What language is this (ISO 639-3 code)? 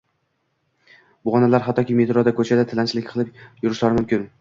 uzb